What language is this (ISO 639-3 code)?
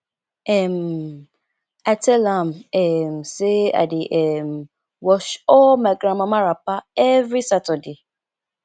pcm